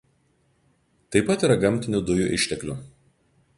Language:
Lithuanian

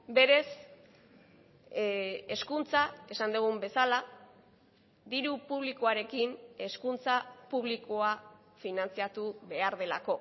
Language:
Basque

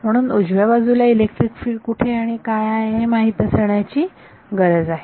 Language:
Marathi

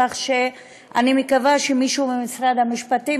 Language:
Hebrew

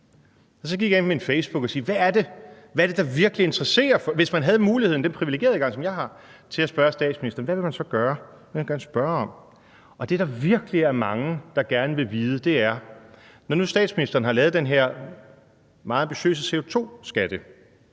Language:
Danish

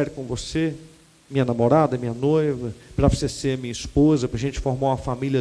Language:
Portuguese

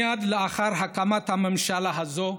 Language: Hebrew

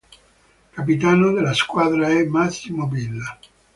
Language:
Italian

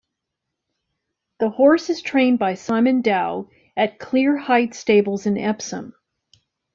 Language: English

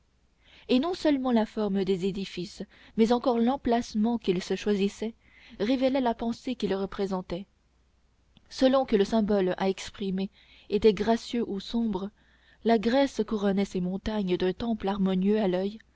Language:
French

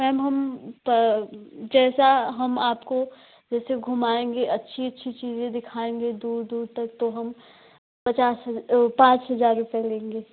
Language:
Hindi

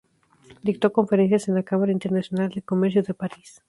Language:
Spanish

